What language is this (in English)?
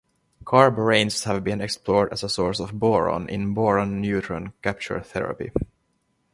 English